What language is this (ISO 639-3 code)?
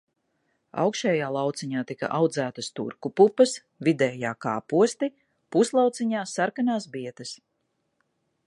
lav